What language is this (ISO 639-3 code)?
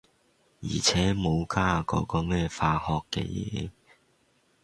yue